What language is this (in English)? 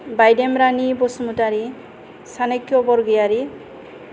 Bodo